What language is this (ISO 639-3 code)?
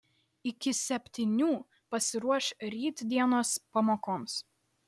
lit